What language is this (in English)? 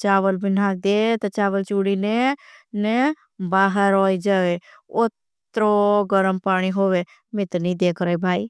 Bhili